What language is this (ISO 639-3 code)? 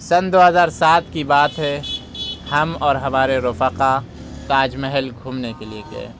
urd